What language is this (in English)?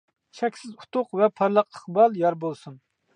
Uyghur